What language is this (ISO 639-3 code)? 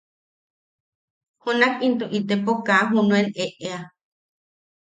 yaq